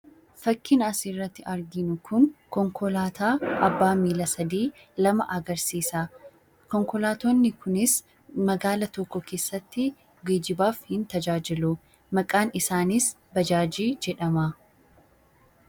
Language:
Oromo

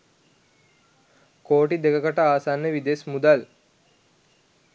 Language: Sinhala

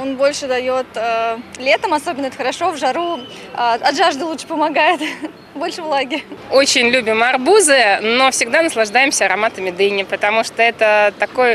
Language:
Russian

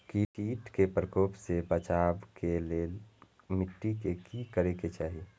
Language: Maithili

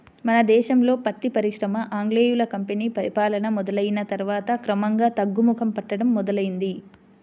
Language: Telugu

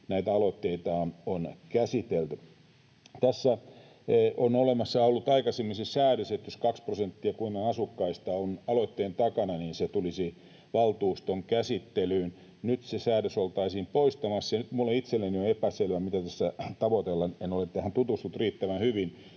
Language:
Finnish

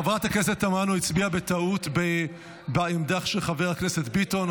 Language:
Hebrew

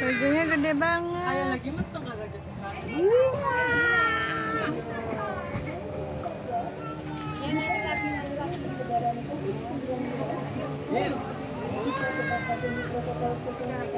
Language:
Indonesian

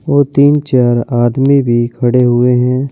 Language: Hindi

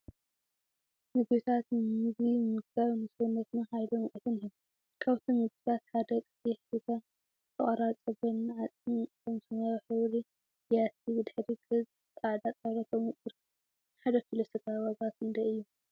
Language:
Tigrinya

